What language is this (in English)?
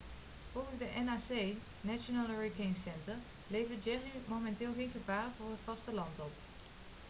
Dutch